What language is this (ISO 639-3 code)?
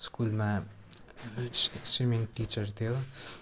nep